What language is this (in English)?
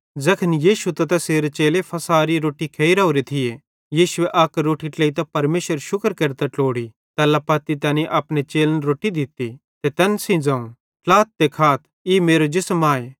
Bhadrawahi